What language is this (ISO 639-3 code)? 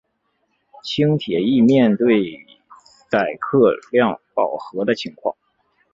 zho